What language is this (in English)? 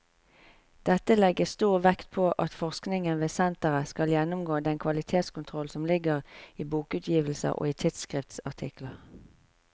Norwegian